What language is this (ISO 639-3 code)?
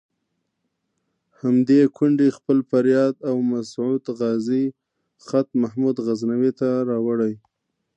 pus